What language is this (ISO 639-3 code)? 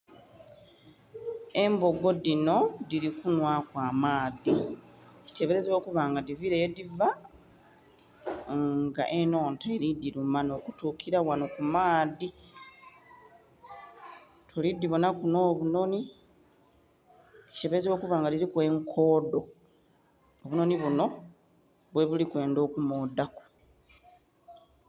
xog